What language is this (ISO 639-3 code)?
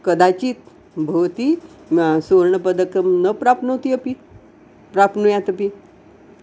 san